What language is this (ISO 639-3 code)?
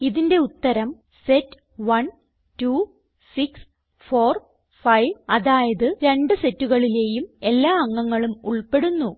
mal